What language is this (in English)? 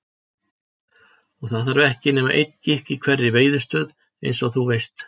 Icelandic